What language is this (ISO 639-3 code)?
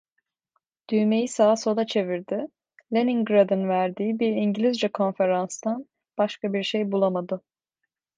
tur